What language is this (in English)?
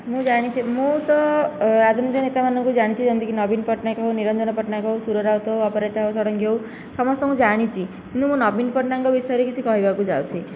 Odia